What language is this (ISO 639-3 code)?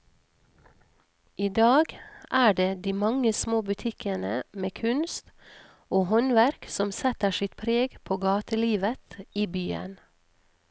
nor